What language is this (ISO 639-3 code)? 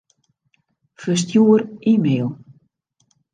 fry